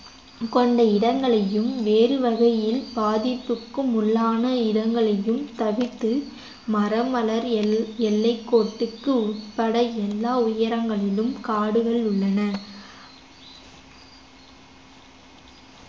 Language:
Tamil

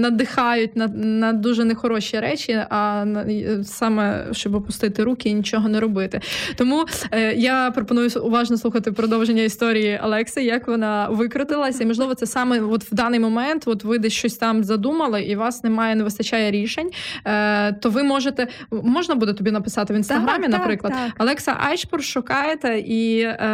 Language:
Ukrainian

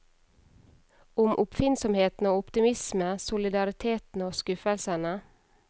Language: Norwegian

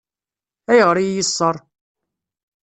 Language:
Kabyle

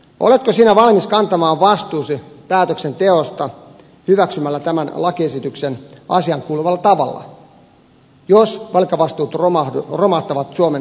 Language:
Finnish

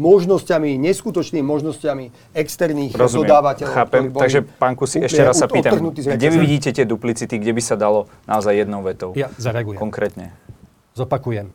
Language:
Slovak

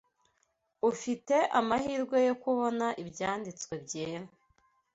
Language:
Kinyarwanda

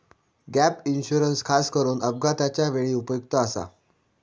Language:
Marathi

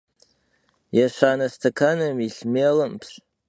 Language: Kabardian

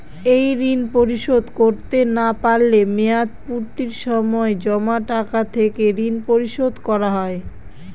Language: Bangla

